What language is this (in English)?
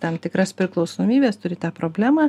Lithuanian